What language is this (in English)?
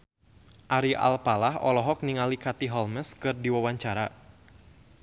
Sundanese